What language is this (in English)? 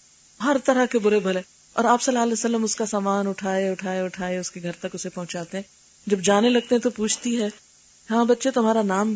Urdu